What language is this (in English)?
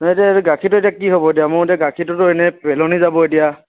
Assamese